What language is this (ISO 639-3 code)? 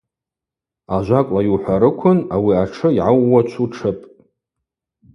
abq